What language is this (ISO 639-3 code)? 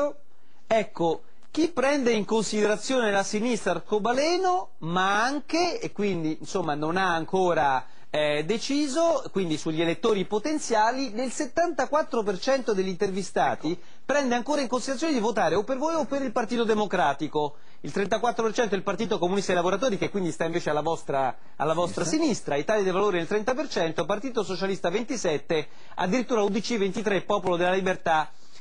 ita